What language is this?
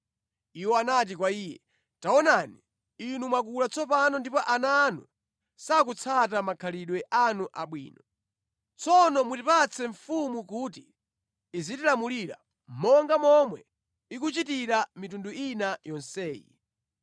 Nyanja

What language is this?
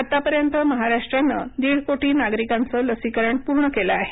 Marathi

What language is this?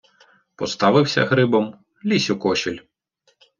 Ukrainian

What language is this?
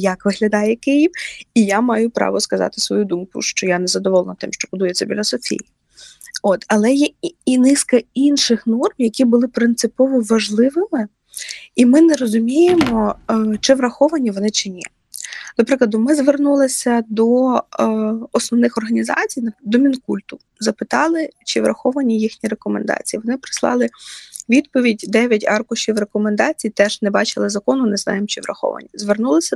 Ukrainian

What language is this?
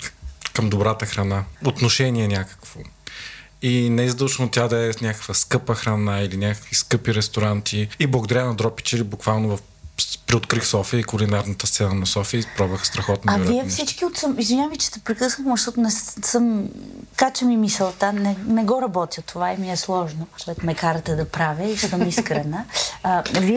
Bulgarian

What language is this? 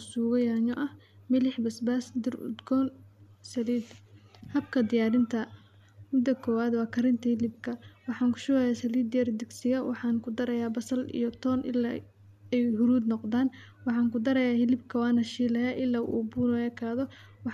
Somali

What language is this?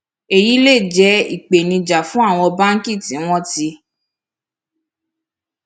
Yoruba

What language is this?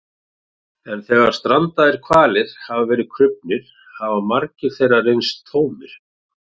Icelandic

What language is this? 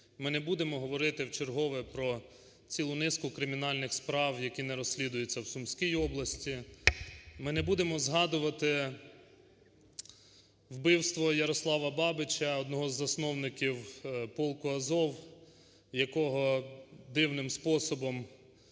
Ukrainian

